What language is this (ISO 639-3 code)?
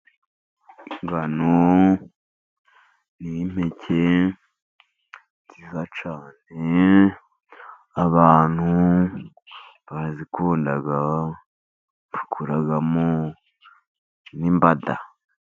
kin